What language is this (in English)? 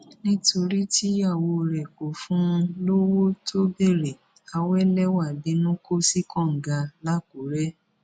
Yoruba